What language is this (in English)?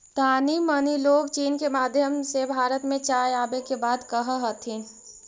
Magahi